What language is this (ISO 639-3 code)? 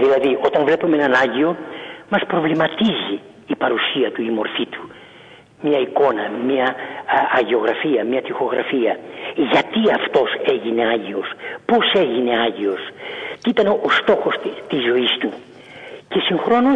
ell